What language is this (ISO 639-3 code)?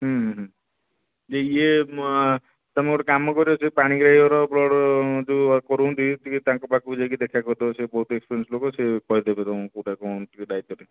ori